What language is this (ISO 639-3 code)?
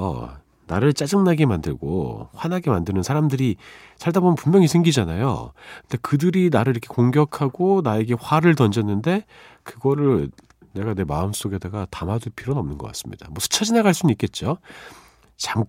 kor